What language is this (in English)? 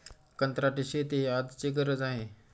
Marathi